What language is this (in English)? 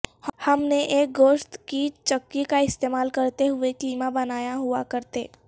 Urdu